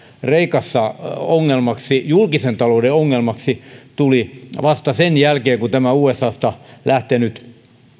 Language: Finnish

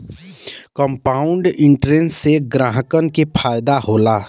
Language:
Bhojpuri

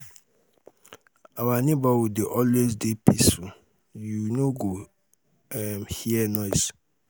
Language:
Nigerian Pidgin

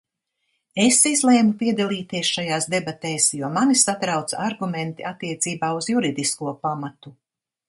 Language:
Latvian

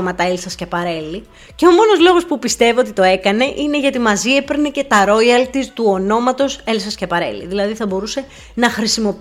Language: Greek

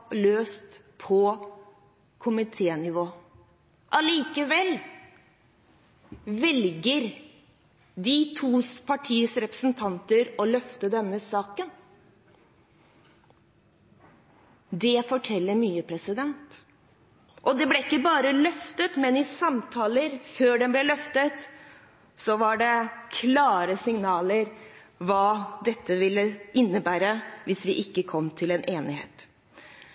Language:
Norwegian Bokmål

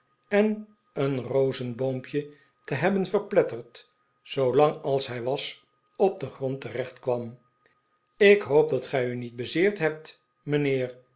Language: Dutch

